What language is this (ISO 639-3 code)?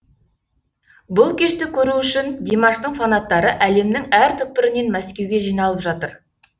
kaz